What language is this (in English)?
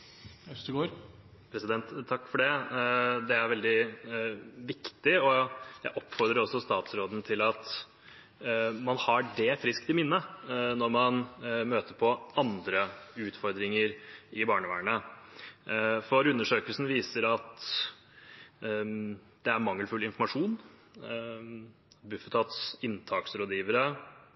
Norwegian Bokmål